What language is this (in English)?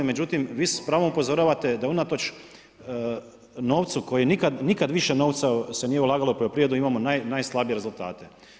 Croatian